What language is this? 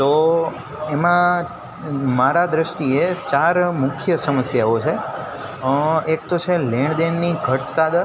Gujarati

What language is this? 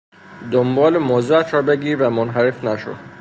Persian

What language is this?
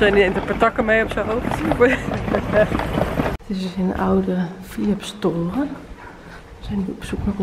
Dutch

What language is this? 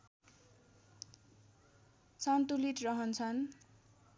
Nepali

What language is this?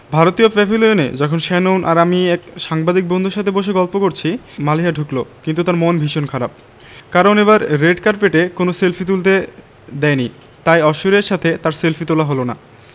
Bangla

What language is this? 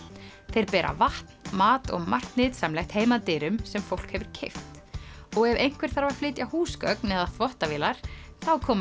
Icelandic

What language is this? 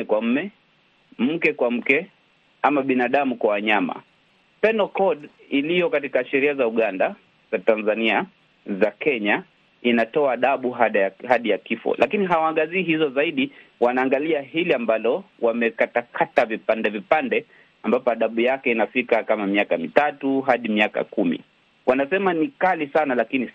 Swahili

